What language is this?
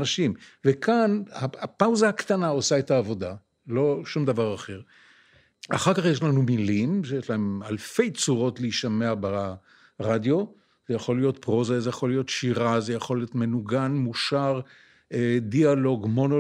Hebrew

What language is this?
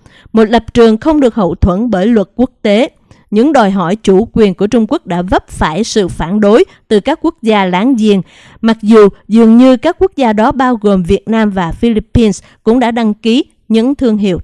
Vietnamese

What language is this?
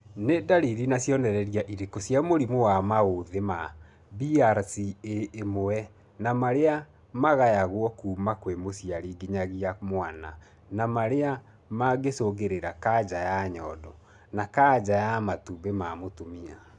Kikuyu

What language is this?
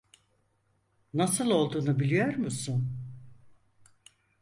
Turkish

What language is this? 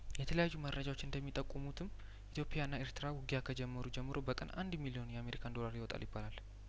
Amharic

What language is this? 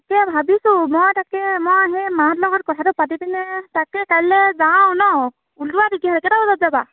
Assamese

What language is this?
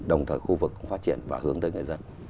Vietnamese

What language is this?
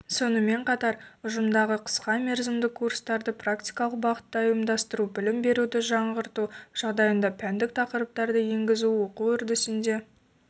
Kazakh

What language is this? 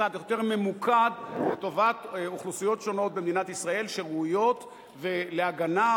Hebrew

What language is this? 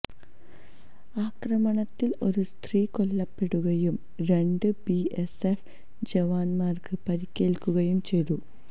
Malayalam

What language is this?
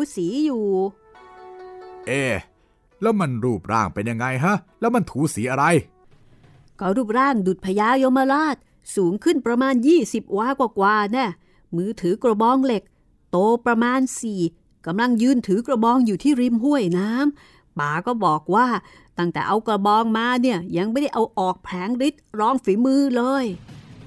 Thai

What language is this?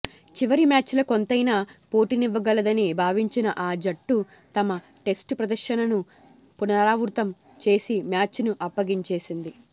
Telugu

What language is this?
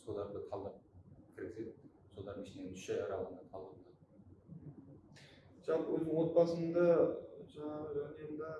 Turkish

